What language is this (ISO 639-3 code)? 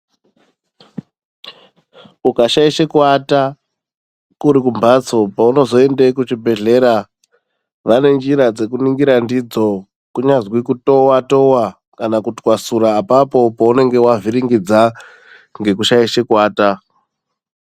ndc